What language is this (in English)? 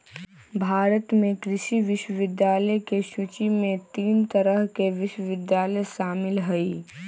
Magahi